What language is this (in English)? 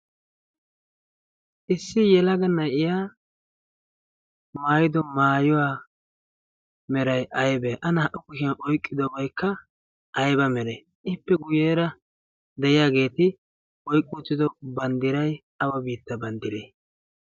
Wolaytta